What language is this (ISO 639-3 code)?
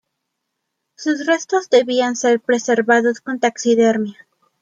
spa